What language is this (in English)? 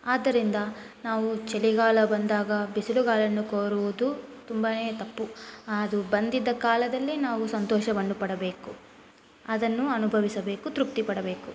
Kannada